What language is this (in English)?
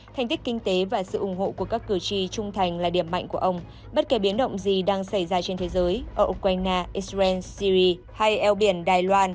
Vietnamese